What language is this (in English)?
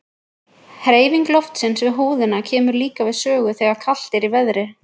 Icelandic